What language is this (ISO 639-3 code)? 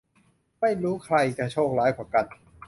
tha